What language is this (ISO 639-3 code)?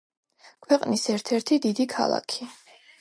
kat